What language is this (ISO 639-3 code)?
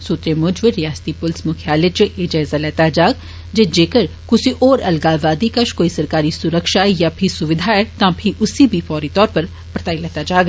doi